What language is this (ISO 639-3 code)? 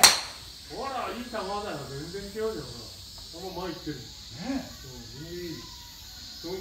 jpn